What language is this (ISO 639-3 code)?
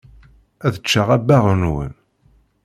kab